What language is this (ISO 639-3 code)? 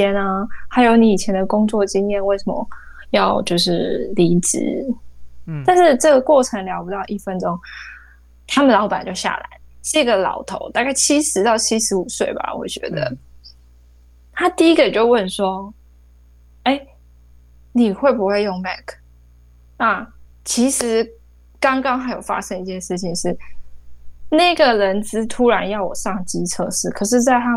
zho